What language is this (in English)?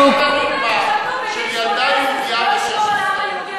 Hebrew